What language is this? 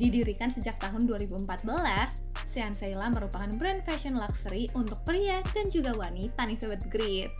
Indonesian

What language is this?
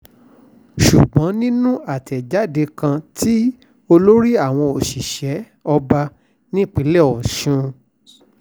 Yoruba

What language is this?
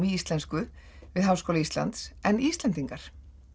Icelandic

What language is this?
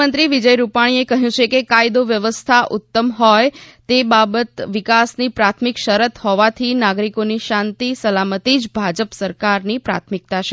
Gujarati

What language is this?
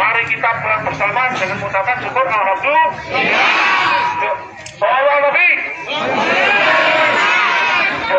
Indonesian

